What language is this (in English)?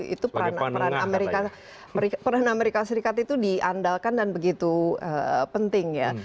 Indonesian